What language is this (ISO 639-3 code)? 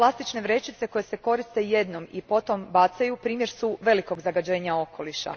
hrv